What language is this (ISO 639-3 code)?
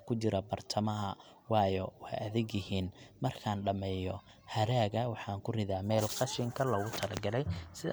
som